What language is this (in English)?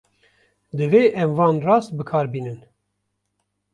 Kurdish